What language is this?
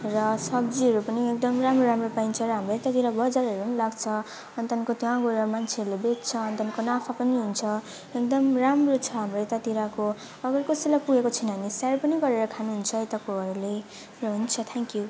Nepali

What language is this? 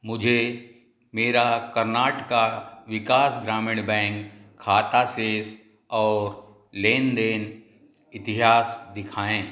Hindi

